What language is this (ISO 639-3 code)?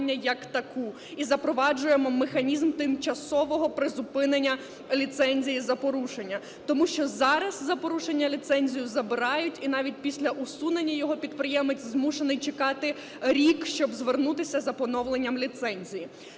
ukr